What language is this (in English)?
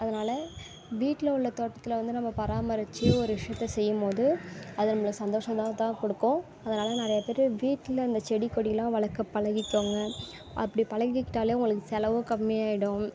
Tamil